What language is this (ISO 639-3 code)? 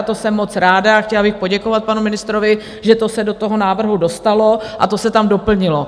ces